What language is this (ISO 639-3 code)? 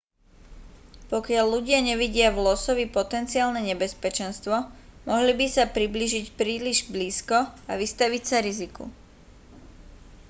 slk